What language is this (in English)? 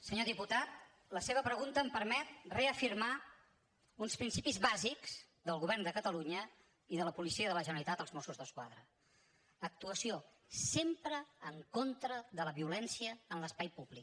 Catalan